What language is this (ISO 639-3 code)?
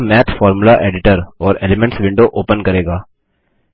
hin